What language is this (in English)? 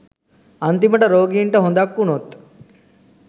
Sinhala